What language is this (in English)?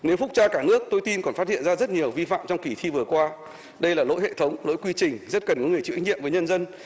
Vietnamese